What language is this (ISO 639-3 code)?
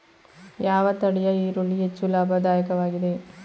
kan